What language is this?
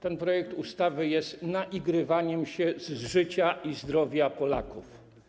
Polish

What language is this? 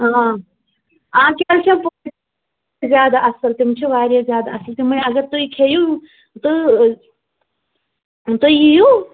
Kashmiri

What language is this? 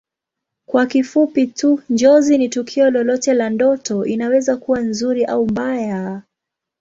Swahili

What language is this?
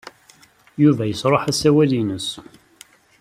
Kabyle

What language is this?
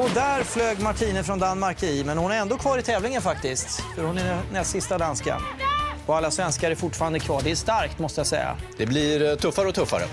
Swedish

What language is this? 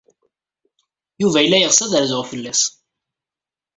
Kabyle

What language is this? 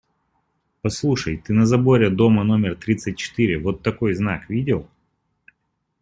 Russian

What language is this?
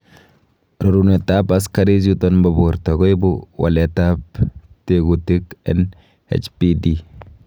Kalenjin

